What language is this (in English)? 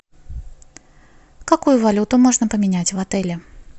Russian